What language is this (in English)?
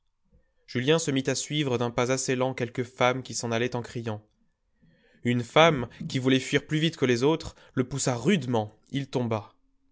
French